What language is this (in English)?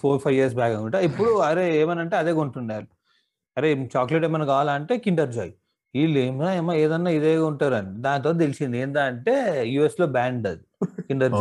Telugu